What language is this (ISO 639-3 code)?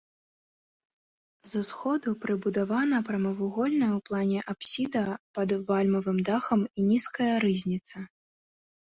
bel